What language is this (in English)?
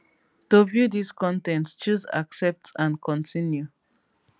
Nigerian Pidgin